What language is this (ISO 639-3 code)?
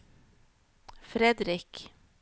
nor